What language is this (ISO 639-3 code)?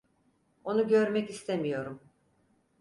tur